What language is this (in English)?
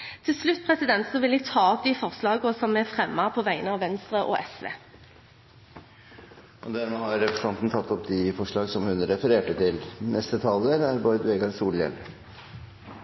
Norwegian